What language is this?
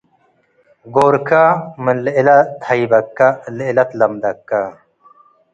Tigre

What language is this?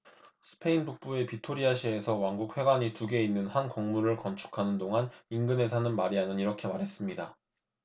Korean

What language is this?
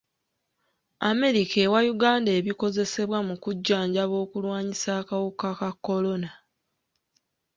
Ganda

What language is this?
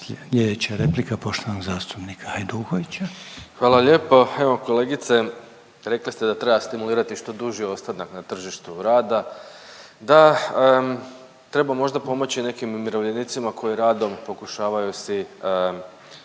Croatian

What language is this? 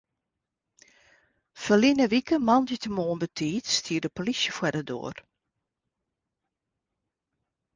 Western Frisian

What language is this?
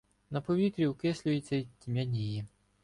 Ukrainian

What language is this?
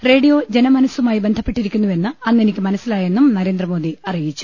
Malayalam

